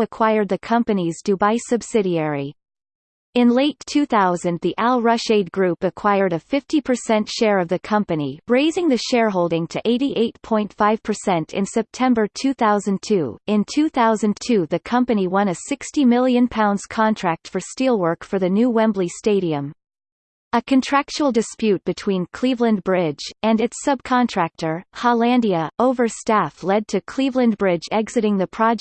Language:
English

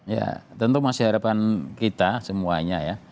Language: Indonesian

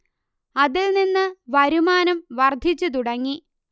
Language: Malayalam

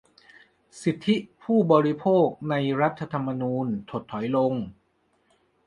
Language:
Thai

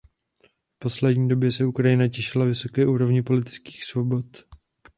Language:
Czech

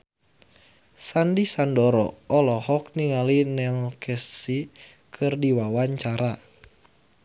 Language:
Sundanese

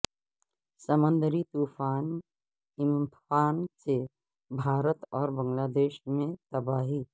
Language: Urdu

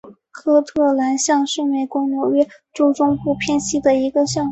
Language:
Chinese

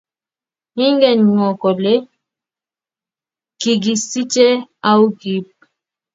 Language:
Kalenjin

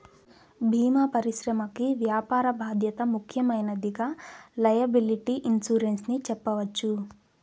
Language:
Telugu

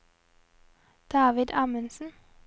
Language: Norwegian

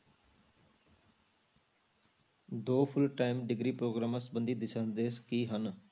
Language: Punjabi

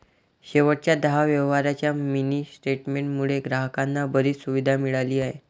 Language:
Marathi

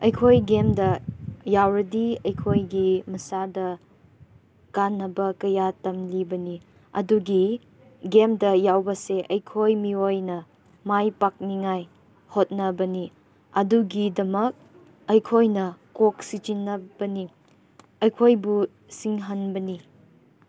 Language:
Manipuri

